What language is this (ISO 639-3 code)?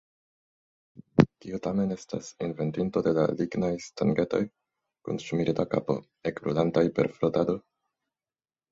epo